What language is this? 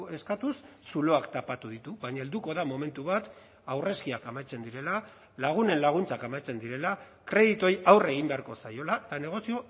Basque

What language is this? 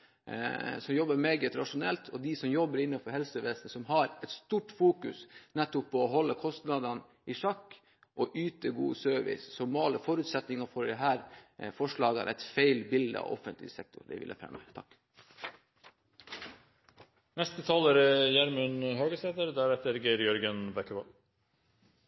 Norwegian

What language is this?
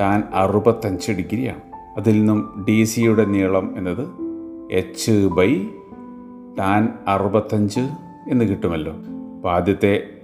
Malayalam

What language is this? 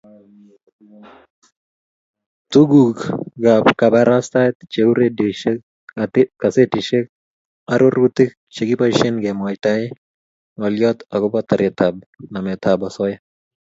Kalenjin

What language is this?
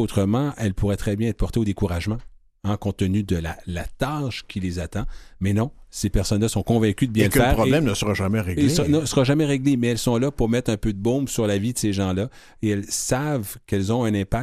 French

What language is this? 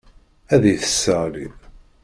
Kabyle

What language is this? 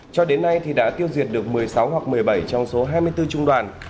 Vietnamese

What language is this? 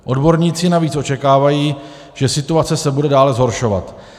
Czech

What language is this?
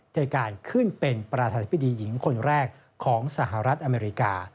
Thai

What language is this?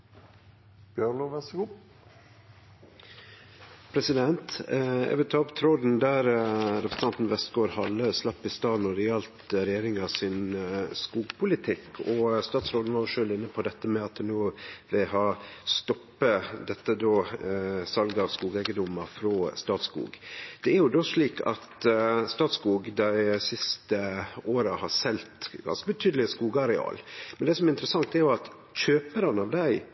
Norwegian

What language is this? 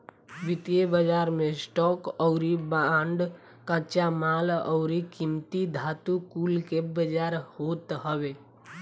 Bhojpuri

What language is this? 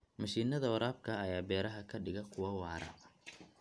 Somali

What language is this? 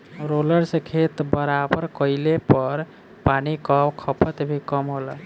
Bhojpuri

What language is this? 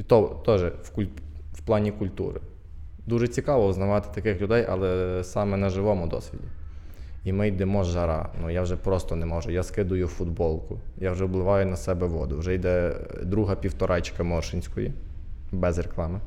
Ukrainian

